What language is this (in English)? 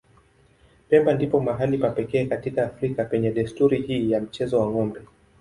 Swahili